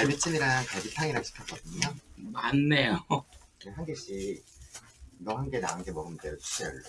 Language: Korean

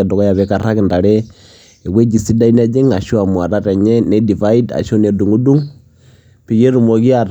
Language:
Masai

